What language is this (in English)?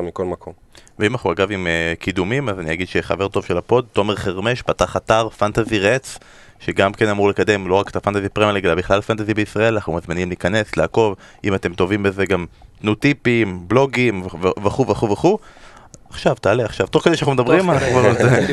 Hebrew